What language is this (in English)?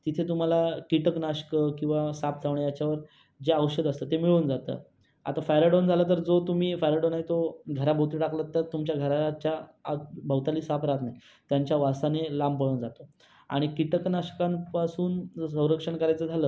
Marathi